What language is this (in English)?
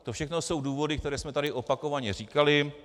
Czech